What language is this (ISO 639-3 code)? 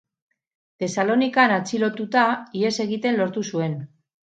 eus